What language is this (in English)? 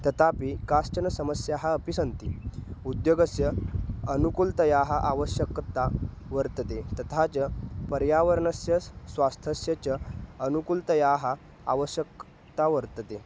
Sanskrit